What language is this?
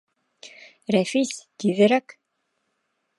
Bashkir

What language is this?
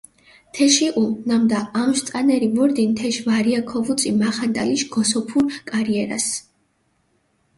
Mingrelian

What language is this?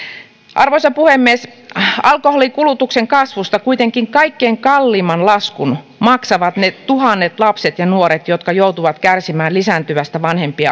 Finnish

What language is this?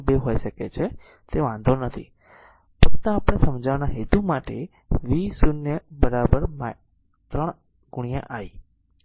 Gujarati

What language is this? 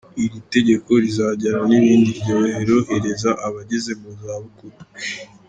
Kinyarwanda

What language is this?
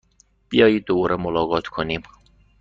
Persian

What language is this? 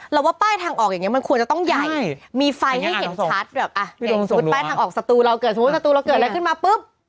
Thai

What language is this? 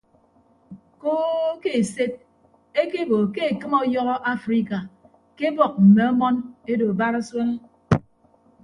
Ibibio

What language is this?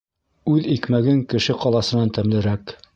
Bashkir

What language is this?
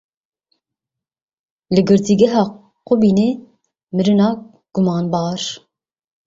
Kurdish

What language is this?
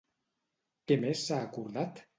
Catalan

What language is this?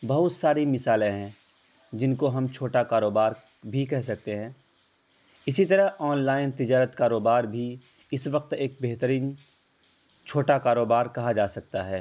Urdu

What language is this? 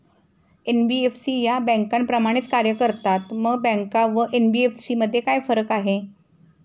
Marathi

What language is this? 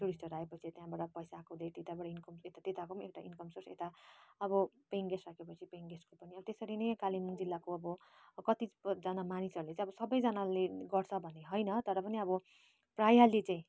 Nepali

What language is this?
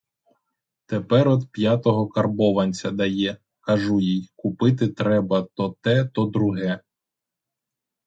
Ukrainian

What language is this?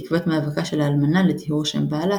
Hebrew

